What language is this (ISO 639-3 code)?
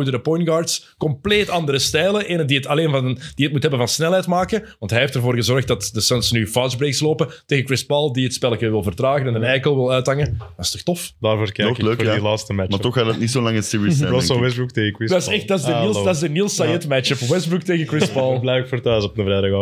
nld